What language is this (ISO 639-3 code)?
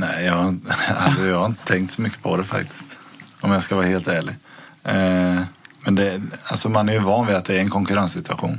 swe